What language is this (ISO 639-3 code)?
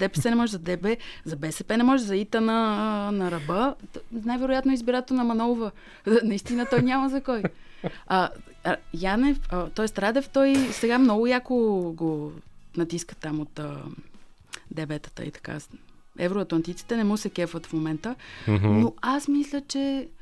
bul